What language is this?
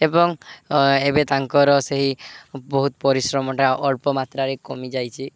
Odia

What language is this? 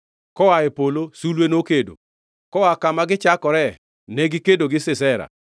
Luo (Kenya and Tanzania)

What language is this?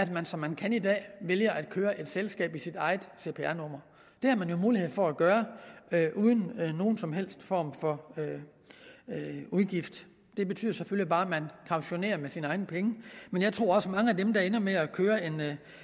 Danish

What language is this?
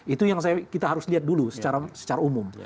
Indonesian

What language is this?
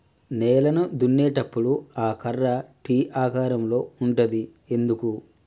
Telugu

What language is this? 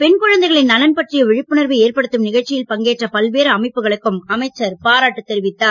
Tamil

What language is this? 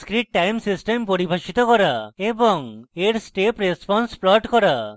Bangla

